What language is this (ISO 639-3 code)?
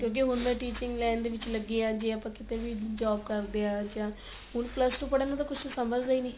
pan